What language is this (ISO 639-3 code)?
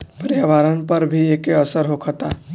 bho